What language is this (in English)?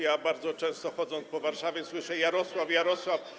Polish